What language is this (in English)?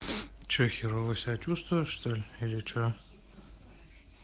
Russian